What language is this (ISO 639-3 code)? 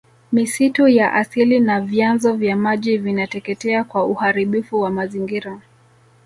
swa